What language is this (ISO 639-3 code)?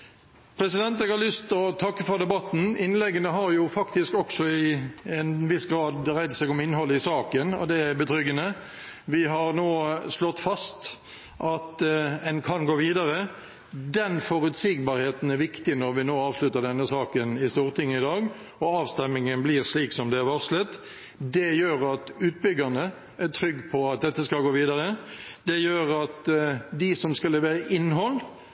nob